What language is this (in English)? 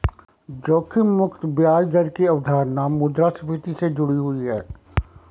Hindi